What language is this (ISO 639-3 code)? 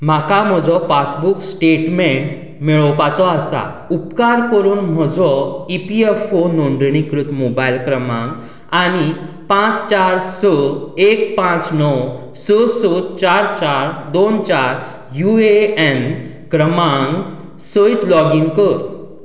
kok